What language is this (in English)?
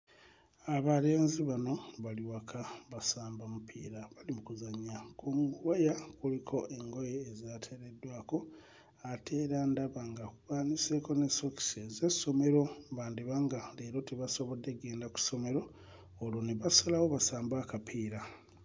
Ganda